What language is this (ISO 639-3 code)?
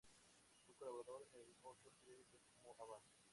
spa